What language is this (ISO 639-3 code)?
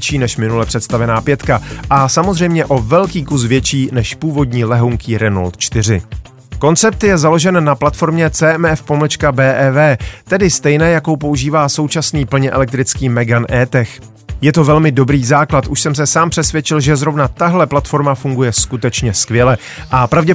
ces